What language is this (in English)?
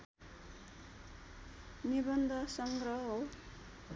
Nepali